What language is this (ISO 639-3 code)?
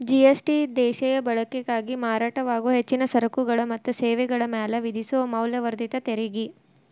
kan